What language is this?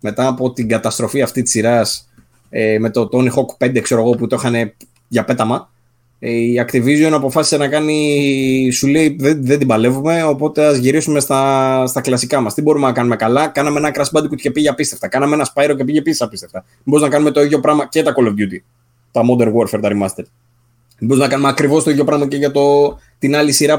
Greek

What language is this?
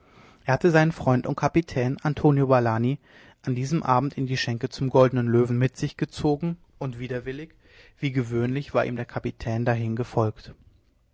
German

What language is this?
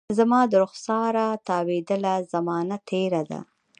Pashto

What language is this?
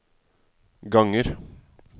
Norwegian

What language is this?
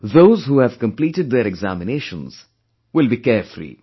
English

